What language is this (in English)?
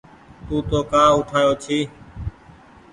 Goaria